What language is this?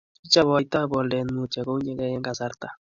Kalenjin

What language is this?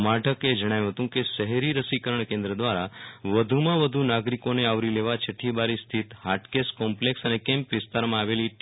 Gujarati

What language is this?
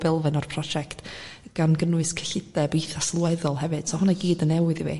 Welsh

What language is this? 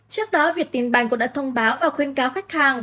Vietnamese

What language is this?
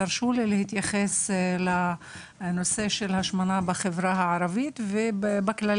Hebrew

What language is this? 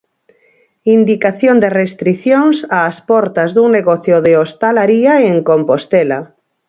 Galician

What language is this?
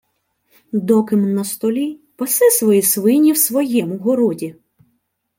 Ukrainian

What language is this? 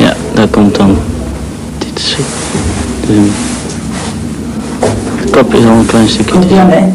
Dutch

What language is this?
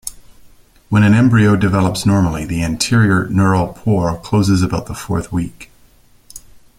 English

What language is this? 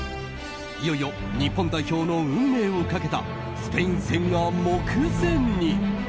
Japanese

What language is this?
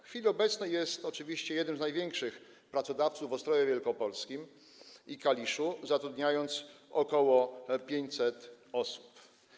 Polish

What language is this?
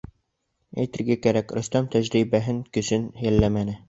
Bashkir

